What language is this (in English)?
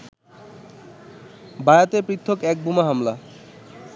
Bangla